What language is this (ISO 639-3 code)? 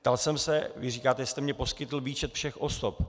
ces